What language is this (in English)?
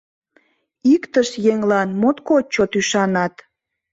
Mari